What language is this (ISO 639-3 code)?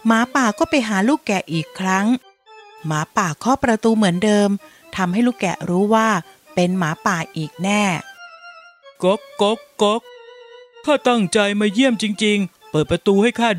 tha